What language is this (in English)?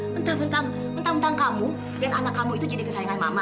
Indonesian